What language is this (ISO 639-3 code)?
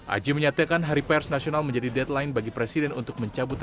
ind